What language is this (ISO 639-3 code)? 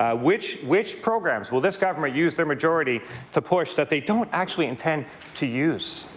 eng